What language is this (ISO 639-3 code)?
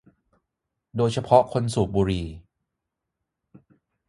tha